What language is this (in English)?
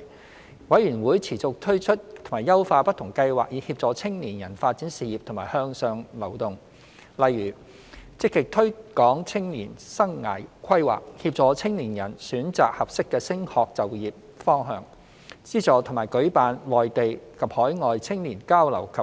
Cantonese